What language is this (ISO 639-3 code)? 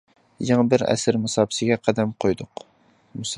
uig